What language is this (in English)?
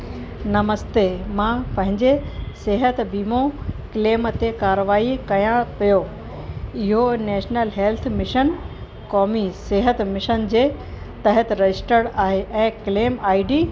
Sindhi